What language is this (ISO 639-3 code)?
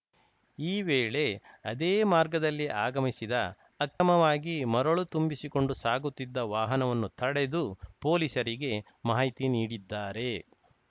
kan